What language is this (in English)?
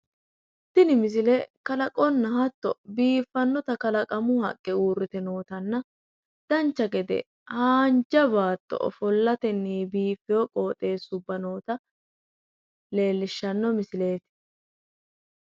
Sidamo